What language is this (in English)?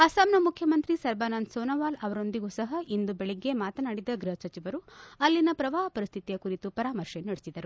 Kannada